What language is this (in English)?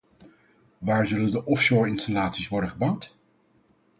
Dutch